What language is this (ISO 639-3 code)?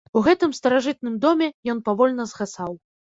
bel